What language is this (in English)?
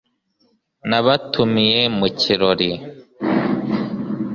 Kinyarwanda